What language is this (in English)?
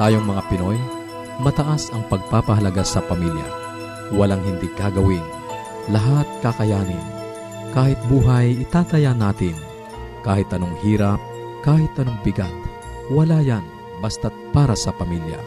Filipino